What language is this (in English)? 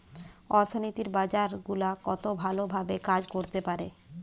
Bangla